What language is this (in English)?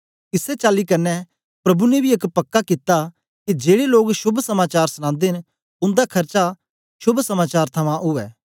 Dogri